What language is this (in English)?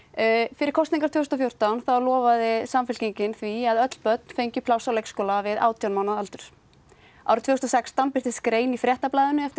Icelandic